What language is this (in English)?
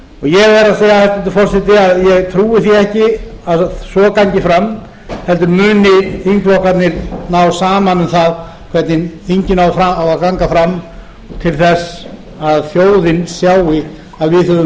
Icelandic